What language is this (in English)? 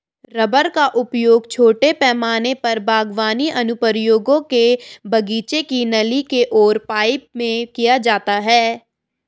Hindi